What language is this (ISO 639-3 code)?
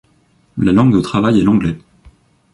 fra